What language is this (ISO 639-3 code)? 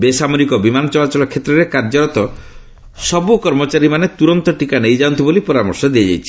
ori